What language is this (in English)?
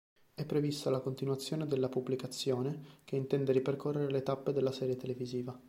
Italian